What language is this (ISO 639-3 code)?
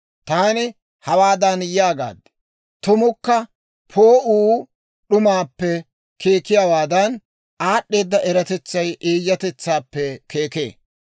dwr